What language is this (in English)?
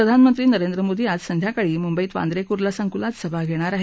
Marathi